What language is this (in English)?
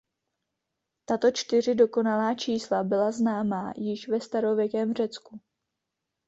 Czech